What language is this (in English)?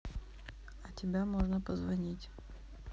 Russian